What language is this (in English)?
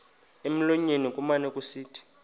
Xhosa